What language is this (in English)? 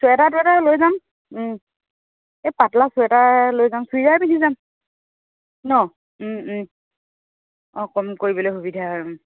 Assamese